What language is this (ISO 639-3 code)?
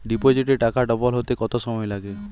ben